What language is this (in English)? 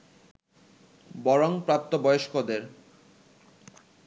Bangla